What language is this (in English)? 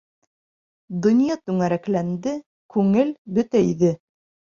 Bashkir